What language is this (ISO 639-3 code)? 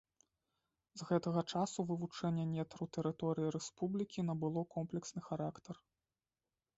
bel